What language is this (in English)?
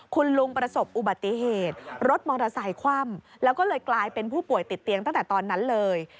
Thai